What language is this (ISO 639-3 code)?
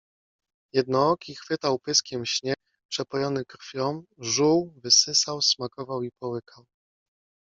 pol